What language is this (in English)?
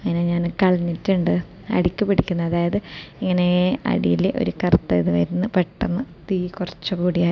Malayalam